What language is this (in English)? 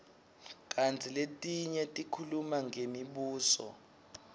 Swati